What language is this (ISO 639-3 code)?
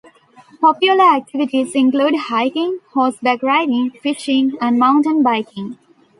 eng